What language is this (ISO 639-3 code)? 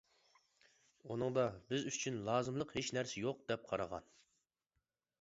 uig